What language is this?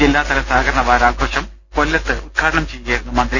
Malayalam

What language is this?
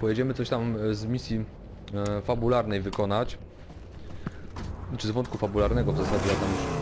Polish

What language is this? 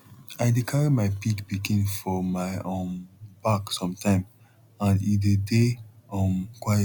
Nigerian Pidgin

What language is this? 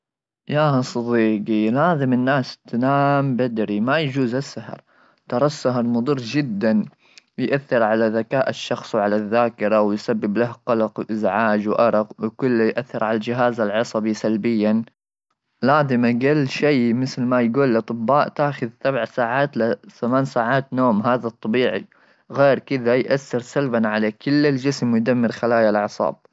Gulf Arabic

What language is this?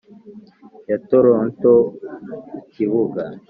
Kinyarwanda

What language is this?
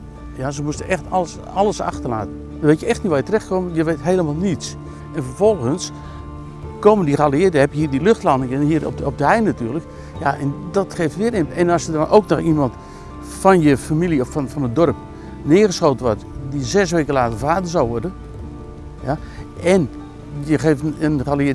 Dutch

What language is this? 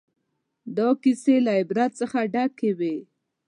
Pashto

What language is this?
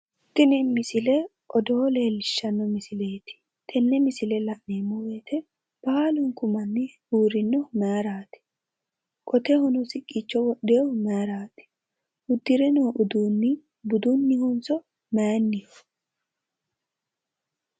Sidamo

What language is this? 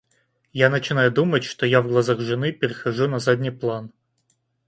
Russian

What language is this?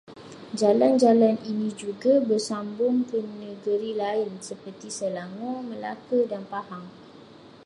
Malay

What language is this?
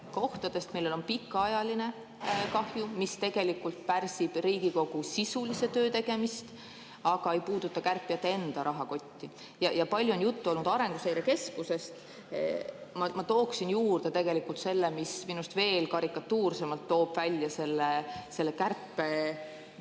Estonian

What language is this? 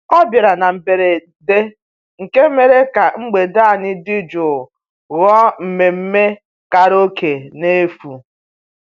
Igbo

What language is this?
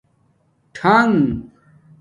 Domaaki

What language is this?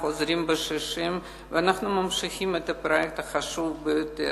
Hebrew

